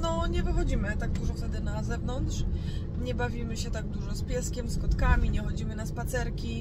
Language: Polish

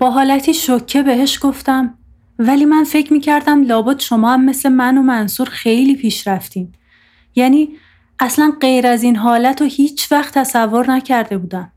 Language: Persian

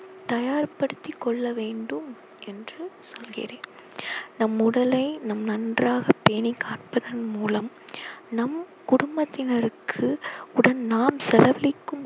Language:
Tamil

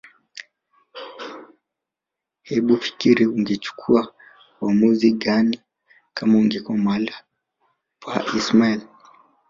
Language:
Swahili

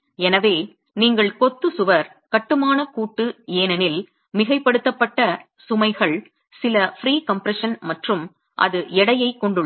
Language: Tamil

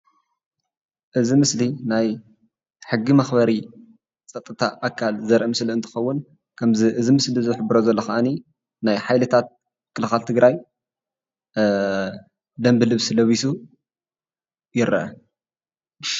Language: Tigrinya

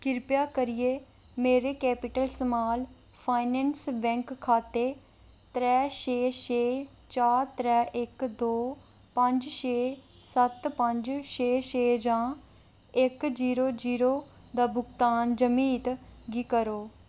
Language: Dogri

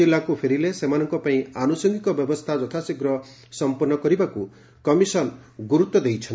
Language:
Odia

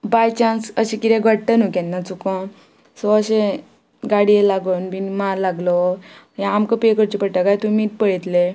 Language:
Konkani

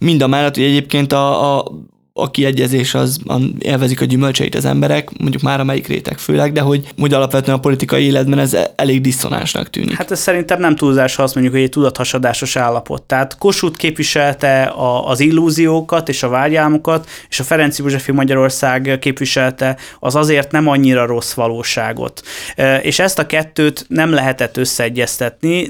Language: Hungarian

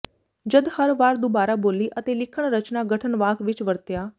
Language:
Punjabi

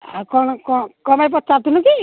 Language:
Odia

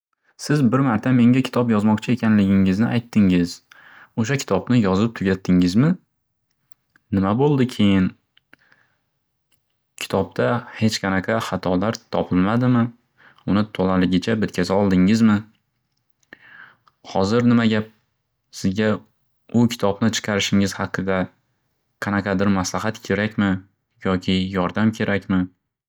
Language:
Uzbek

